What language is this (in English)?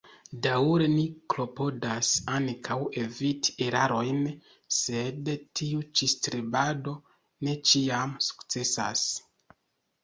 Esperanto